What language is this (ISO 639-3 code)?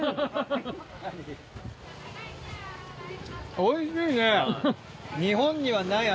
jpn